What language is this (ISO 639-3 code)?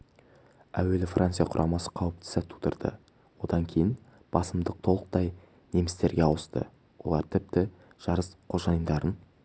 kaz